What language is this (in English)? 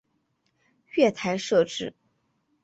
Chinese